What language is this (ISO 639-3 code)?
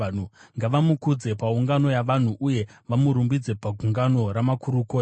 sna